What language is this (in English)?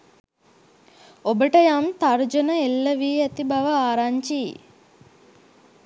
Sinhala